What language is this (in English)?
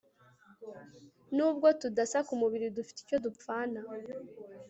Kinyarwanda